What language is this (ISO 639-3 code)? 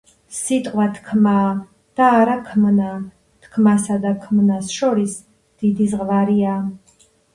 kat